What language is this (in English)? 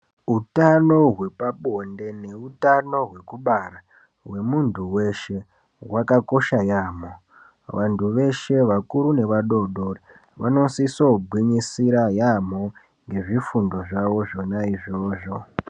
Ndau